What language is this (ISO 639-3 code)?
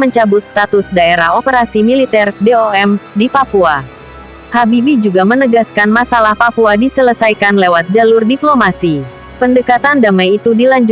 ind